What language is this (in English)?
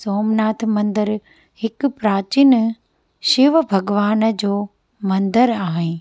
Sindhi